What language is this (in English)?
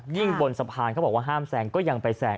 Thai